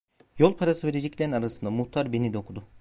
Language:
Turkish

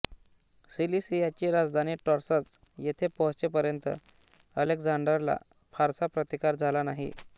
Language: Marathi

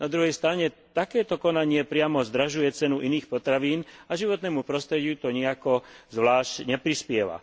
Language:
Slovak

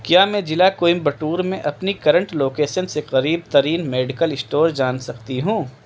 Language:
Urdu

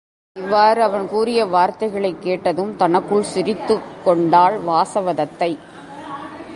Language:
Tamil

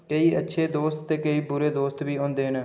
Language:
Dogri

